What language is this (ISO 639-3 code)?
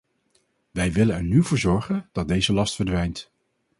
nld